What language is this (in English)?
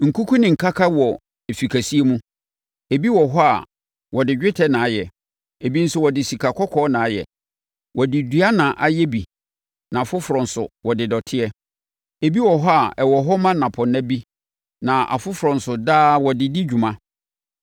Akan